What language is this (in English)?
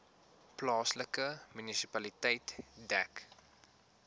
Afrikaans